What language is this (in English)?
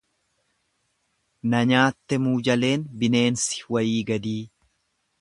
Oromo